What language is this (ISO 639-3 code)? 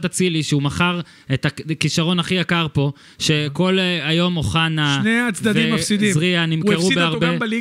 heb